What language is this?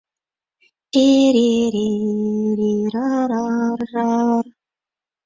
Mari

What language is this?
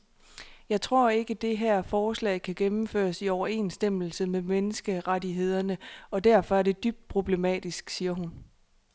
Danish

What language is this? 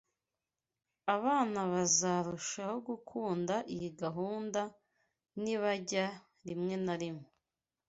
Kinyarwanda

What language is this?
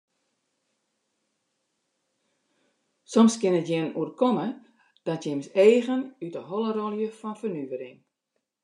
Western Frisian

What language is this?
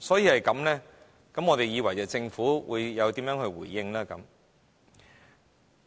Cantonese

